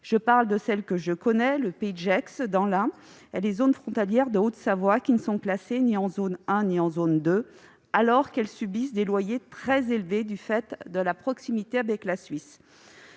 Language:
French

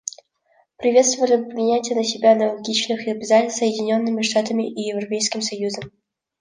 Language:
Russian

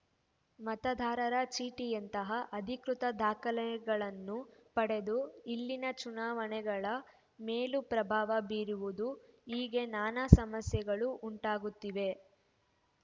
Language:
Kannada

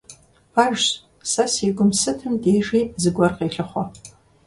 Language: Kabardian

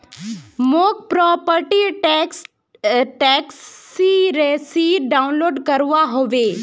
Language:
Magahi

